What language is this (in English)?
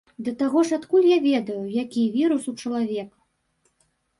Belarusian